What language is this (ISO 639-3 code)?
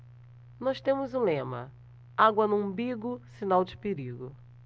por